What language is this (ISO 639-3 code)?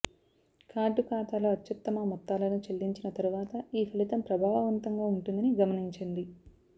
tel